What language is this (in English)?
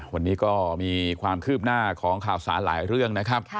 Thai